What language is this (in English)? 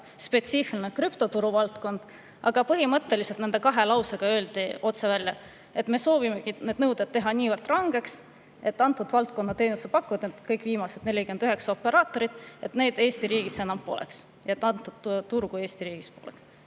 Estonian